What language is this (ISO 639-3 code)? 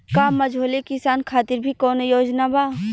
bho